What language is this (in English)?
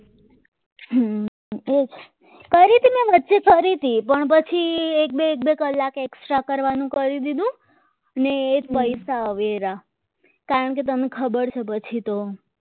Gujarati